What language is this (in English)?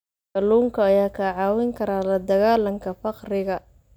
Somali